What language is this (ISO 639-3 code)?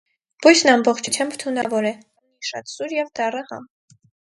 hye